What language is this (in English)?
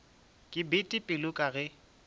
Northern Sotho